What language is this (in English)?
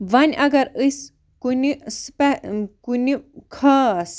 Kashmiri